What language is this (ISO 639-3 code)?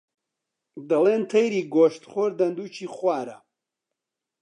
ckb